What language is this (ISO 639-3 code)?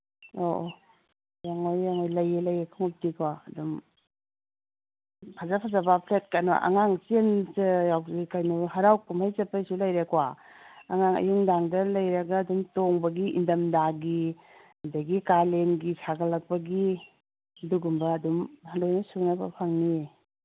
mni